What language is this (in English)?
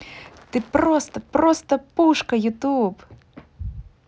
Russian